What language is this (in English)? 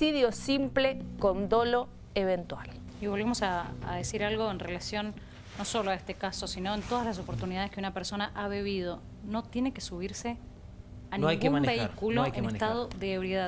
Spanish